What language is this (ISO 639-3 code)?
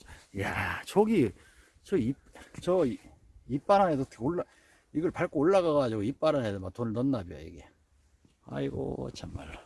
kor